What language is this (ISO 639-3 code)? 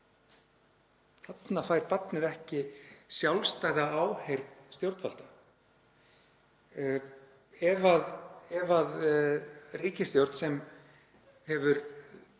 isl